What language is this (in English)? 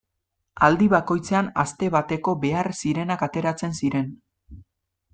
Basque